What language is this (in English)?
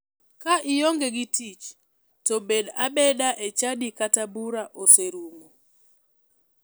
Luo (Kenya and Tanzania)